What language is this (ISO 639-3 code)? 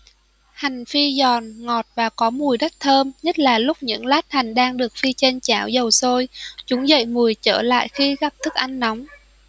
vie